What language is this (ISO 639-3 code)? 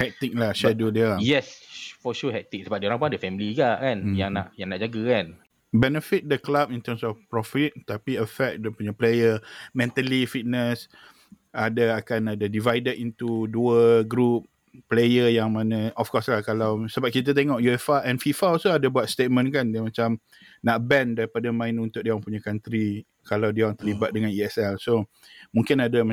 msa